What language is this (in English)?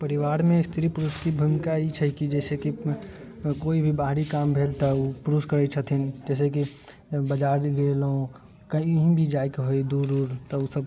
Maithili